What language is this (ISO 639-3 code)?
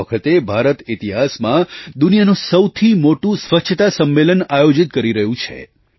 guj